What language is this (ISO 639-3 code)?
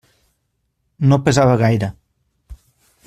cat